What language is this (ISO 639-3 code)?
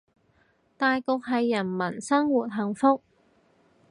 yue